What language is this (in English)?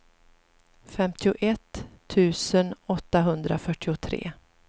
Swedish